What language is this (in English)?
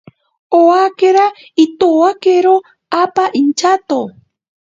Ashéninka Perené